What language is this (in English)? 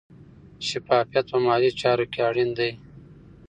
Pashto